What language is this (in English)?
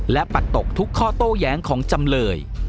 Thai